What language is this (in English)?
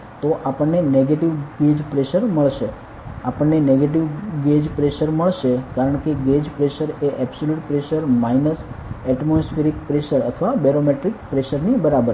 Gujarati